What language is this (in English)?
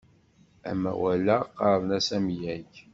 Kabyle